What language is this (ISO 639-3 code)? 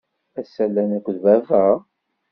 kab